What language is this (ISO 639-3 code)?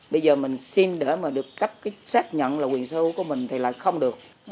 vie